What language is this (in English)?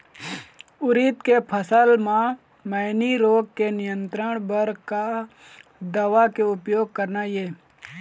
Chhattisgarhi